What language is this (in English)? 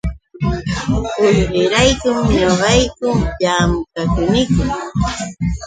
Yauyos Quechua